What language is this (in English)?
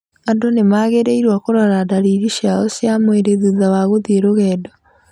Kikuyu